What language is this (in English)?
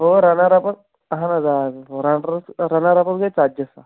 Kashmiri